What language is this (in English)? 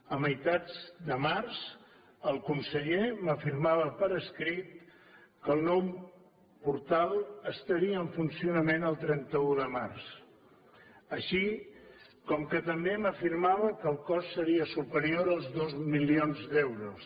Catalan